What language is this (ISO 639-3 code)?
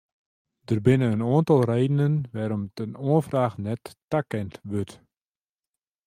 fry